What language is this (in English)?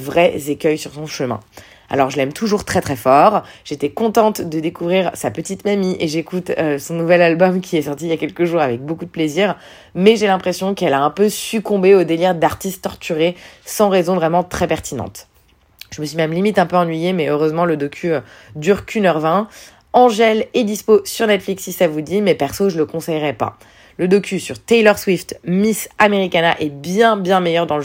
French